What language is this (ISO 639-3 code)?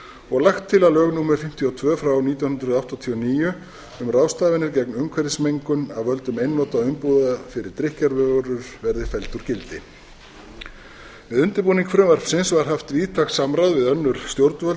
isl